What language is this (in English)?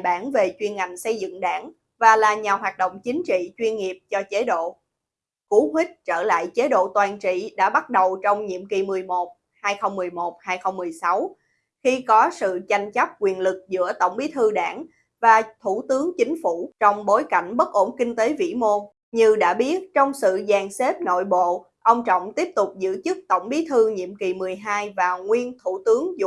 Vietnamese